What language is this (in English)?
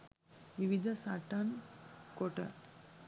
Sinhala